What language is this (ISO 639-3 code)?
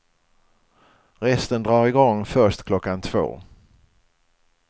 swe